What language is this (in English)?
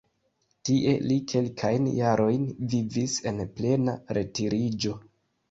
Esperanto